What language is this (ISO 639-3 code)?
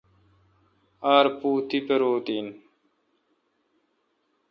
xka